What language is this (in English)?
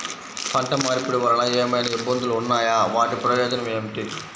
Telugu